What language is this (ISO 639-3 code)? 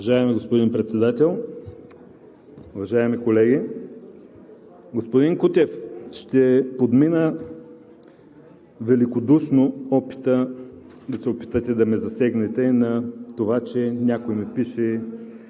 bul